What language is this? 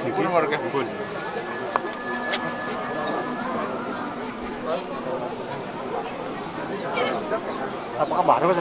Indonesian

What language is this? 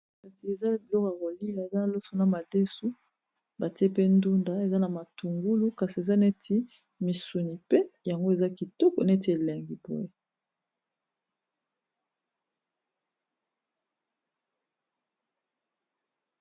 Lingala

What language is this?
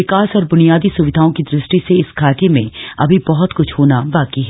Hindi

